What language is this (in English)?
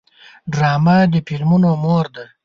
Pashto